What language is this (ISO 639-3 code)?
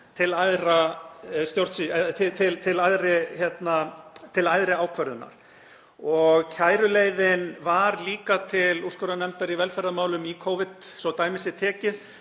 isl